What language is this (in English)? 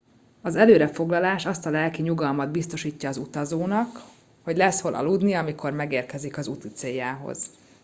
Hungarian